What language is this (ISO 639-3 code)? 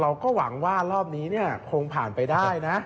tha